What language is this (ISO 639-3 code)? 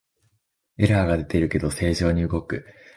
jpn